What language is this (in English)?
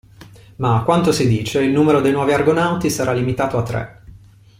Italian